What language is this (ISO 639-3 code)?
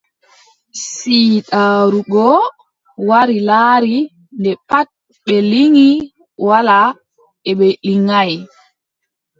fub